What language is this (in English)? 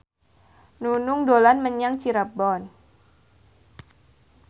Javanese